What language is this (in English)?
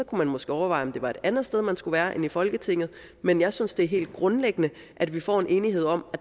Danish